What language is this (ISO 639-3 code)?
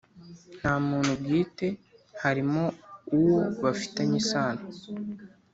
kin